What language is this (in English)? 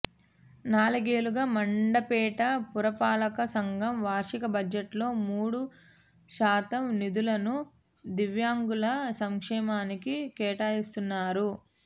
Telugu